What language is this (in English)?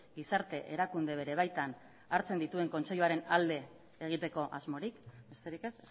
Basque